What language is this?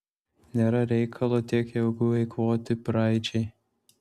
Lithuanian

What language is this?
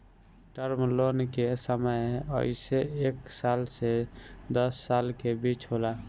Bhojpuri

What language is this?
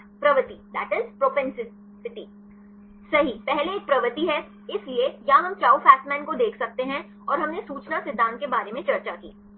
Hindi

